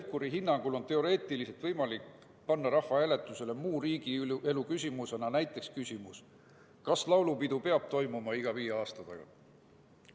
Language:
Estonian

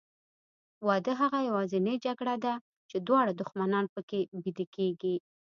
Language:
Pashto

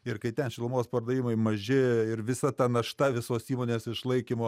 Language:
Lithuanian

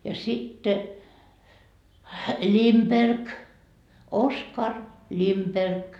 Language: Finnish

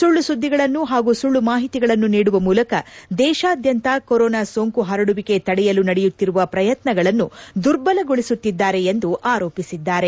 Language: Kannada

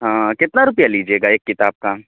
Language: Urdu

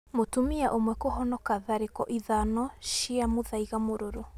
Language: Kikuyu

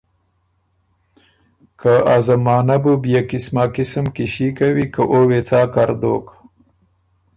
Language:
Ormuri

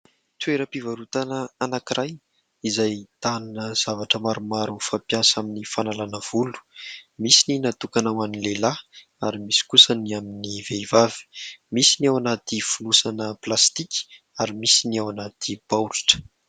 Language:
Malagasy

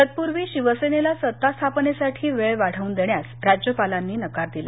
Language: Marathi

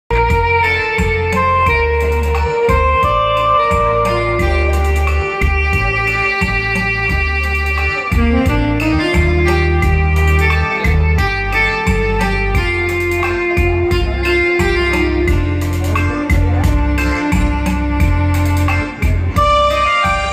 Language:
Vietnamese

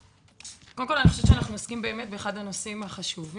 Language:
Hebrew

